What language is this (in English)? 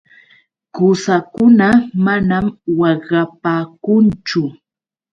Yauyos Quechua